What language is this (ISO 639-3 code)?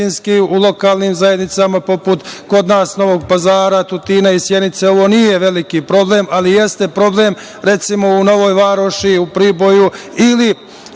srp